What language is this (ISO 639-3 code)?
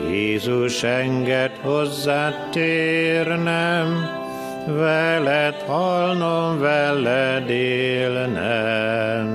hun